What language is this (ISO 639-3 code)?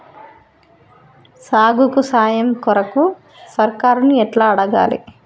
tel